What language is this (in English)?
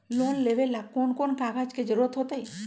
Magahi